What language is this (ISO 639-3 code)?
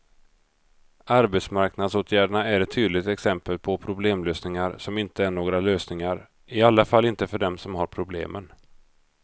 swe